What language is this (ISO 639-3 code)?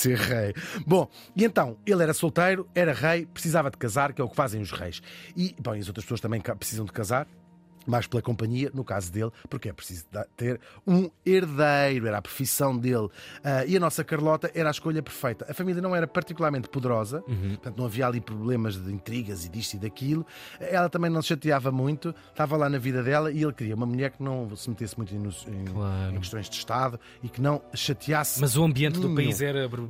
por